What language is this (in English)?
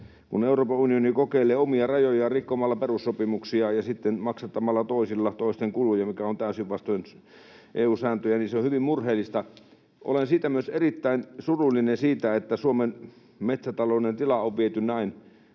Finnish